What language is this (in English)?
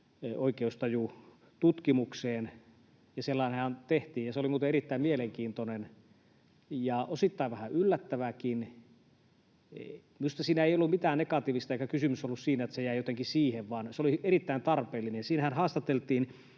Finnish